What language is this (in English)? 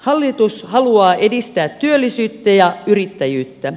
Finnish